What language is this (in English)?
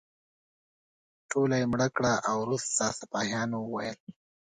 Pashto